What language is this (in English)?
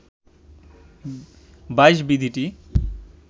Bangla